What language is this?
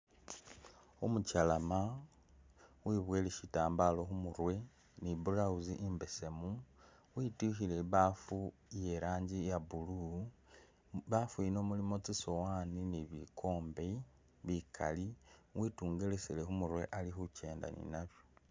Masaaba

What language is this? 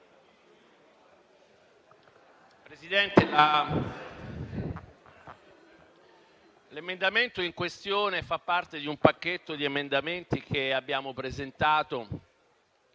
Italian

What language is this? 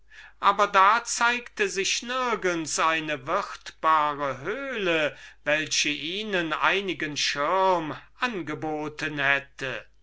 German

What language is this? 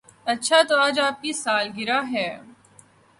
Urdu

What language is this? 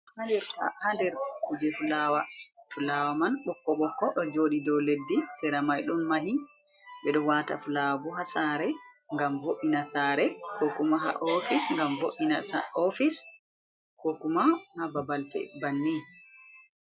Fula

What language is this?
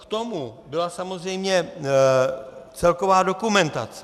Czech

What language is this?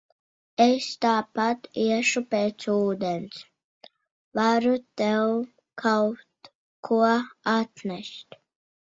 Latvian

